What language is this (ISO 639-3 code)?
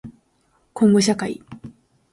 jpn